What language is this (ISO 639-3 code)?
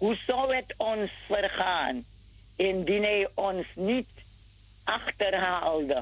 nld